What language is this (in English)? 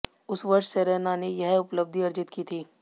Hindi